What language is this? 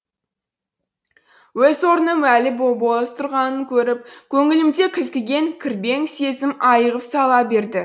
Kazakh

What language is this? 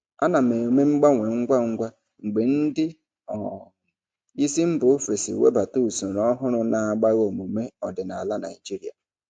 Igbo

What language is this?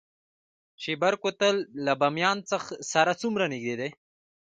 Pashto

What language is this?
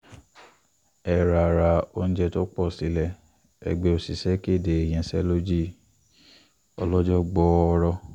Yoruba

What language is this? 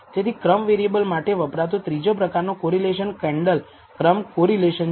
Gujarati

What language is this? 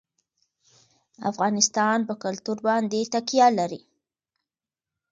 Pashto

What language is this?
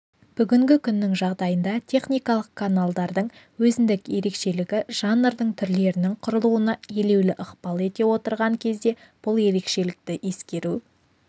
Kazakh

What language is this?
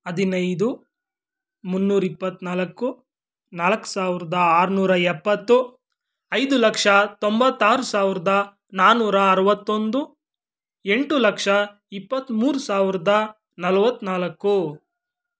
Kannada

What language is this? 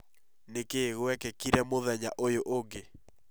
Kikuyu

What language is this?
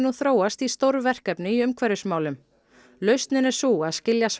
Icelandic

